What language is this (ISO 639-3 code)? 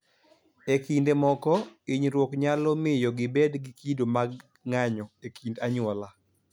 luo